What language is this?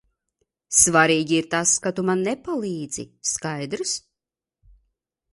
Latvian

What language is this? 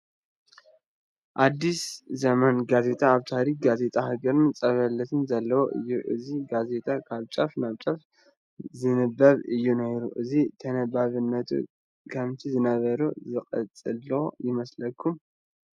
Tigrinya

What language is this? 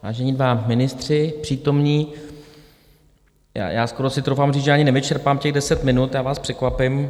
Czech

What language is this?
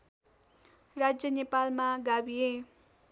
Nepali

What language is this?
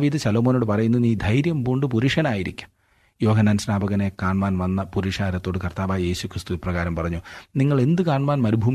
Malayalam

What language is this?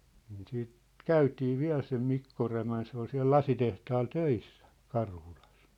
Finnish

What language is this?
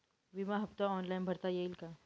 Marathi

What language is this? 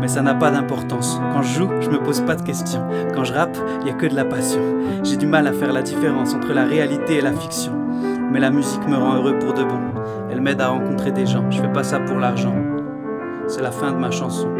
French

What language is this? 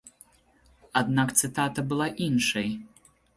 Belarusian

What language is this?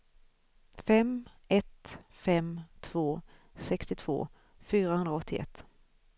Swedish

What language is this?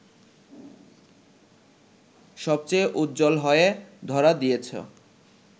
Bangla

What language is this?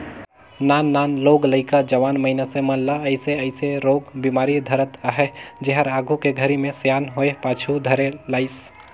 Chhattisgarhi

